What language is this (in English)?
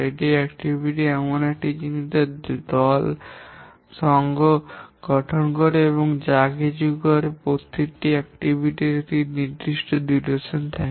Bangla